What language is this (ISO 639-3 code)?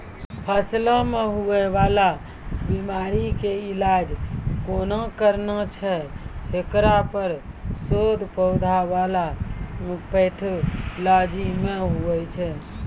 mai